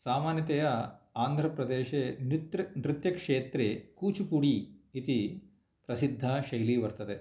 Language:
Sanskrit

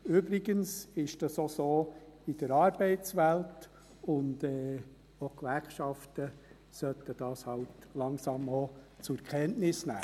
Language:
Swiss German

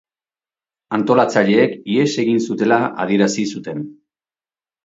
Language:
Basque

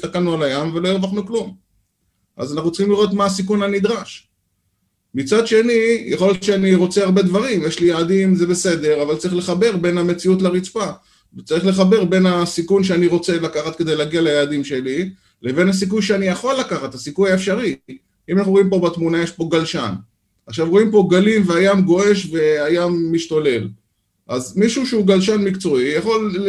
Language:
Hebrew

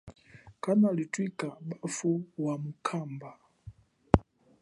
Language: Chokwe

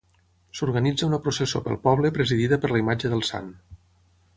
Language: Catalan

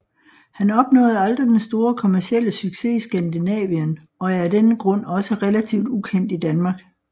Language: Danish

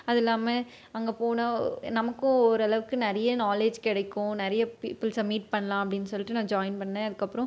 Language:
Tamil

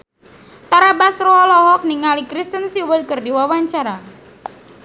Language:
Sundanese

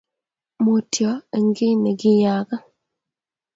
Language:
Kalenjin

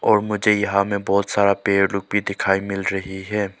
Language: Hindi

